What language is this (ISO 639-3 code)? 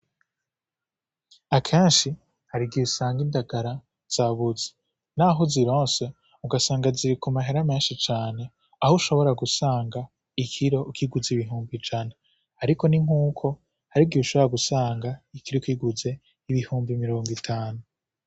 run